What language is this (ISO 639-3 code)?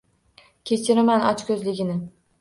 uzb